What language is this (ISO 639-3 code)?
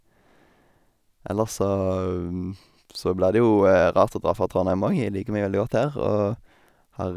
nor